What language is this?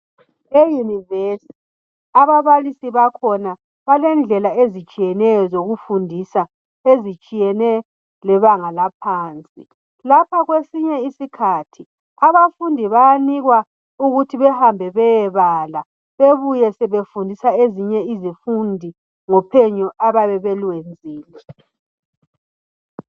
North Ndebele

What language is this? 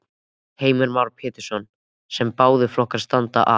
Icelandic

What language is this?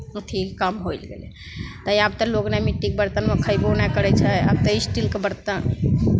Maithili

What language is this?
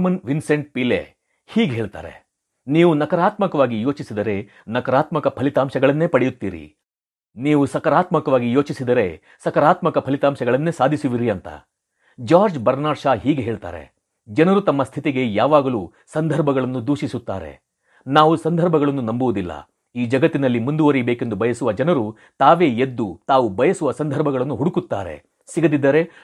Kannada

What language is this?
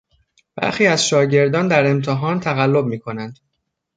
Persian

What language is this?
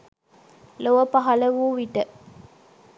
Sinhala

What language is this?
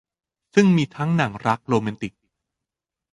Thai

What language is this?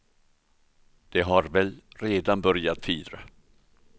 Swedish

